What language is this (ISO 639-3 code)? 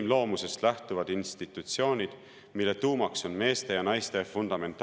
est